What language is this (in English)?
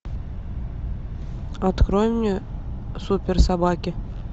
Russian